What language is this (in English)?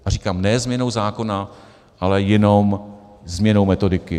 Czech